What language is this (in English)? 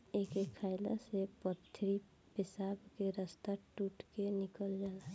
Bhojpuri